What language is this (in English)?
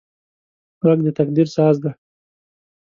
Pashto